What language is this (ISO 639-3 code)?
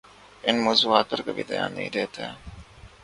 urd